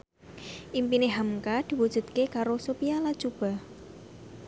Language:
Javanese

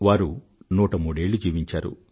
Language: Telugu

